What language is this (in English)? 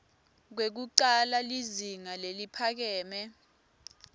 Swati